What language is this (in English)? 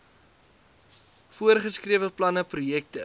Afrikaans